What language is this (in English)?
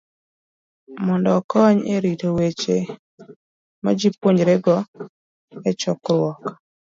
Luo (Kenya and Tanzania)